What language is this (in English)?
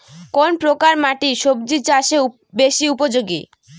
Bangla